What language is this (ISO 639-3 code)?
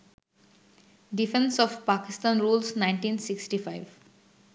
ben